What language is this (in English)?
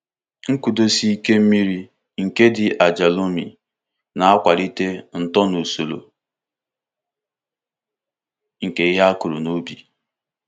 Igbo